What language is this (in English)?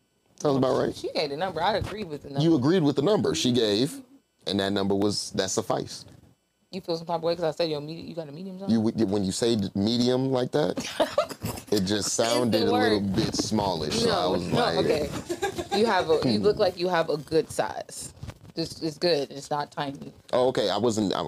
English